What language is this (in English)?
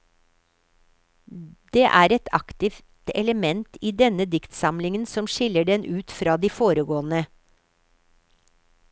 Norwegian